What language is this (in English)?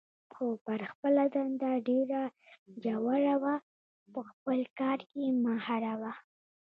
Pashto